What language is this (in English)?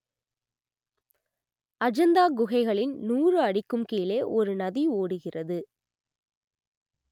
Tamil